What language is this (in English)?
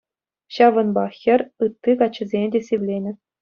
Chuvash